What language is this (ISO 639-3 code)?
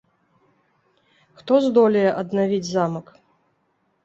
bel